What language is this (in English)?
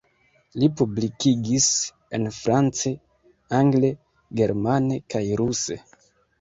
Esperanto